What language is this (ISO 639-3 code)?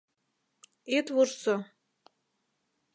chm